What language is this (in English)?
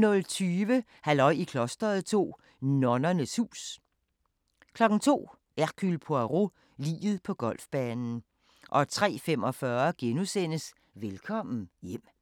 Danish